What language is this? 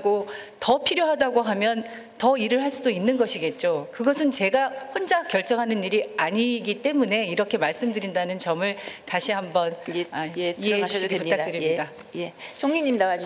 Korean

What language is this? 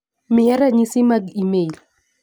Luo (Kenya and Tanzania)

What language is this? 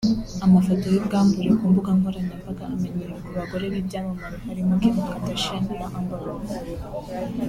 Kinyarwanda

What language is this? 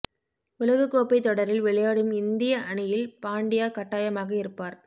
Tamil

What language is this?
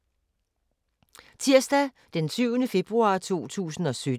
Danish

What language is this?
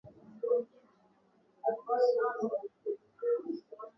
Swahili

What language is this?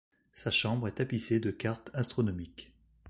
French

